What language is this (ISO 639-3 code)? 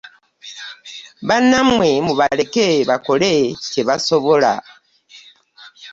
lug